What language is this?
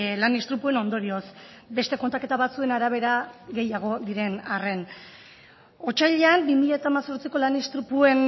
Basque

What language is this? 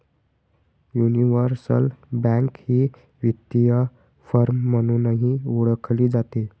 Marathi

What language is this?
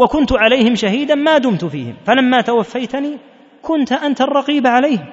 Arabic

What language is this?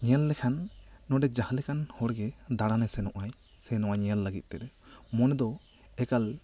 Santali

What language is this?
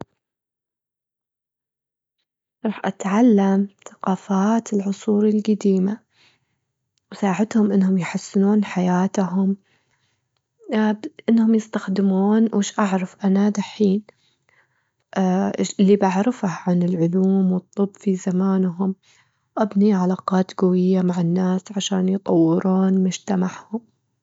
Gulf Arabic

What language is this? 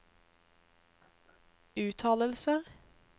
Norwegian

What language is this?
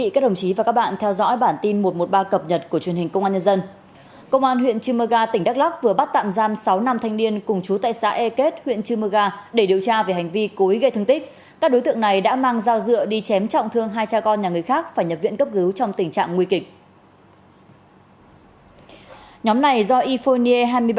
Vietnamese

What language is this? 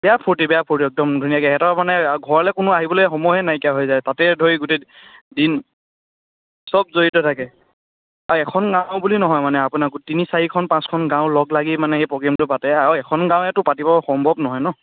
Assamese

